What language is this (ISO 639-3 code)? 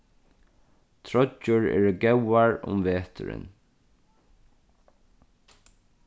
fao